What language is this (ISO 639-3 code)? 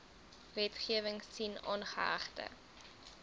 afr